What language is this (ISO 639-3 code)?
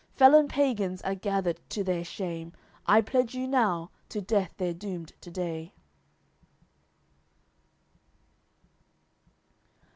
eng